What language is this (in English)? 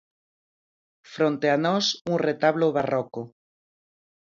Galician